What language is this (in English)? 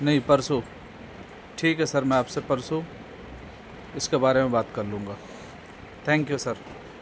Urdu